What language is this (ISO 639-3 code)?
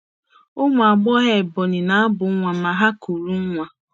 ibo